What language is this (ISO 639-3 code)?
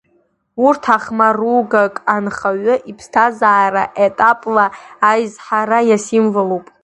abk